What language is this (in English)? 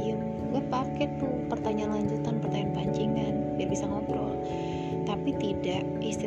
Indonesian